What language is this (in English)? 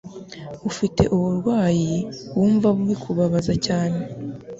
Kinyarwanda